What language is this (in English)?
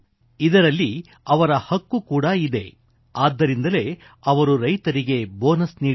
Kannada